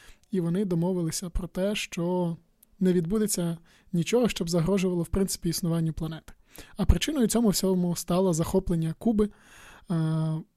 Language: Ukrainian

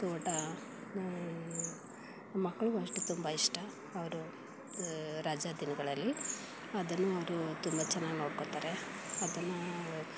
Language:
Kannada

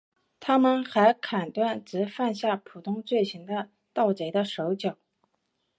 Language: Chinese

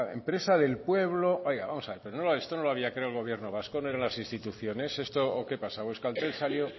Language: Spanish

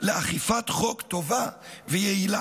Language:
Hebrew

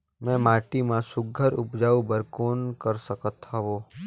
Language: Chhattisgarhi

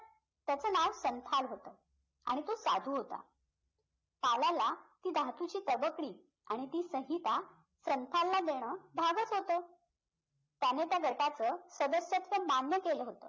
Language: Marathi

